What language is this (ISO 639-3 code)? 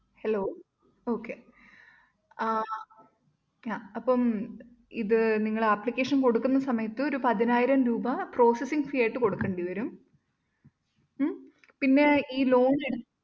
mal